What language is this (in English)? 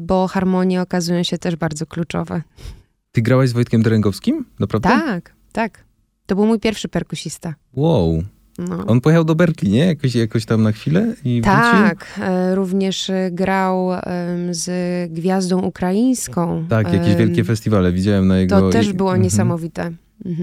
Polish